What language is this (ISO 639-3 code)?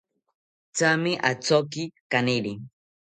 cpy